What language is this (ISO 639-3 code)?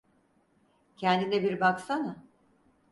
tur